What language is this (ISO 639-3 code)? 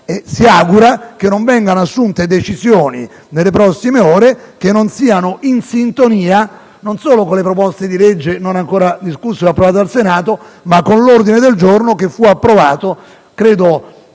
ita